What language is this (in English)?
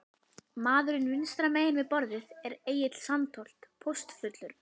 Icelandic